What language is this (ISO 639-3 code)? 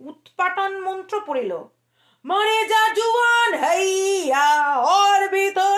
ben